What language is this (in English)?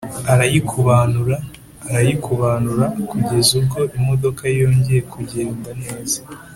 Kinyarwanda